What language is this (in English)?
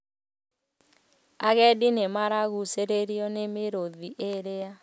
Kikuyu